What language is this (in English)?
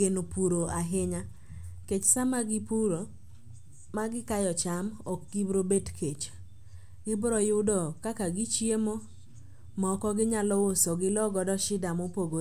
Luo (Kenya and Tanzania)